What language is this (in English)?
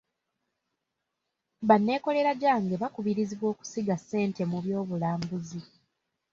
Ganda